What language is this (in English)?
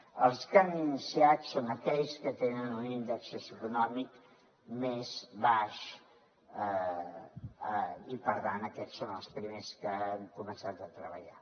Catalan